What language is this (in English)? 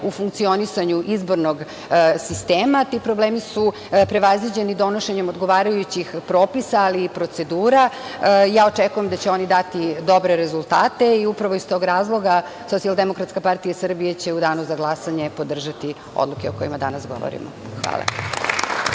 Serbian